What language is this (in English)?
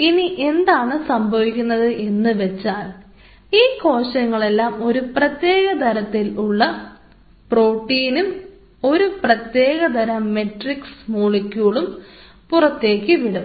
Malayalam